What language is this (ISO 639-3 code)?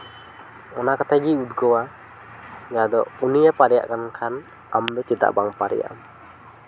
sat